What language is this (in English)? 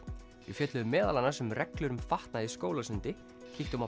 Icelandic